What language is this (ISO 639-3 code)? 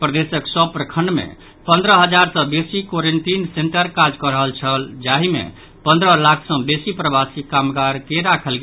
mai